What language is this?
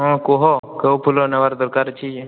Odia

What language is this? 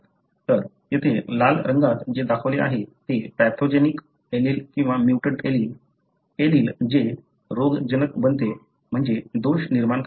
Marathi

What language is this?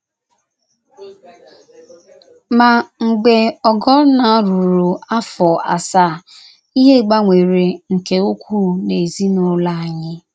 Igbo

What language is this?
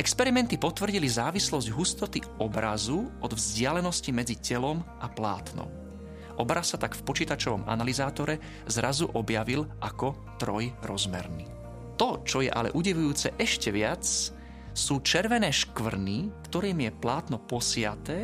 Slovak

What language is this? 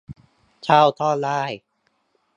Thai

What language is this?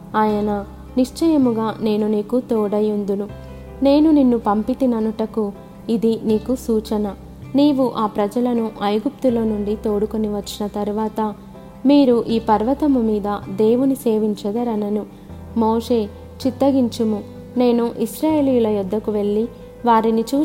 Telugu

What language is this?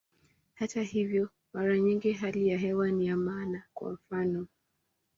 Swahili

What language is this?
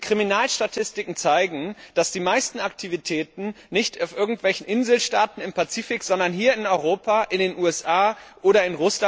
German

